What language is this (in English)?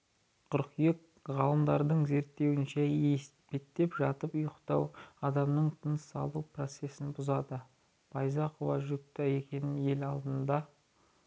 Kazakh